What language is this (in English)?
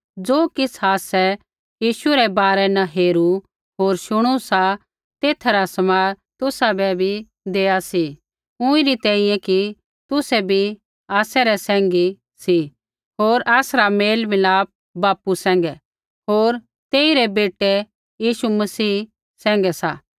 Kullu Pahari